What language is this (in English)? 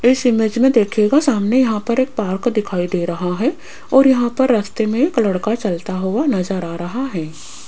Hindi